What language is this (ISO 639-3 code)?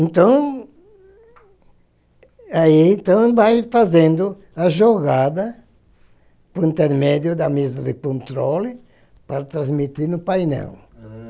por